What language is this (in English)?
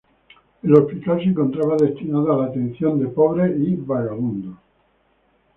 Spanish